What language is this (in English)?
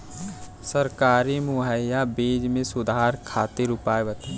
Bhojpuri